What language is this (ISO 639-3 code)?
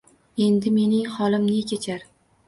uzb